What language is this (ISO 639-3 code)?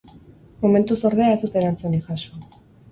eus